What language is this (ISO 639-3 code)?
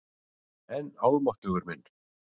isl